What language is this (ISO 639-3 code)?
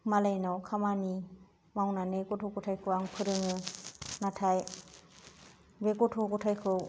brx